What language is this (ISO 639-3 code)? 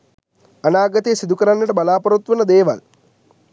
sin